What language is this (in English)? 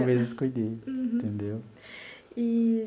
Portuguese